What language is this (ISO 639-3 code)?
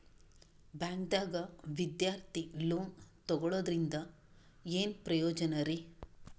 kan